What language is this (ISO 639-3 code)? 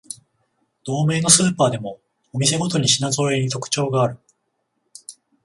jpn